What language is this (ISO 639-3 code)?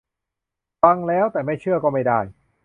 tha